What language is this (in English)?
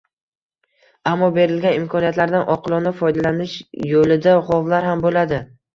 Uzbek